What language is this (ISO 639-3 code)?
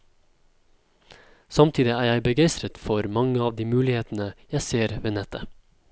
nor